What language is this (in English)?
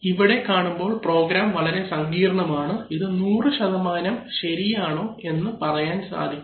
Malayalam